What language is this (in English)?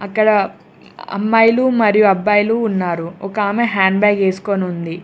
Telugu